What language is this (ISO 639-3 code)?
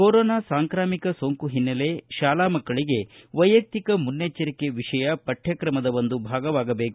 kan